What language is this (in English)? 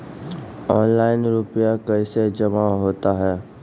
Maithili